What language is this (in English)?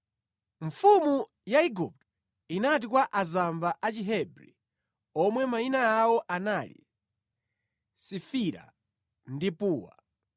Nyanja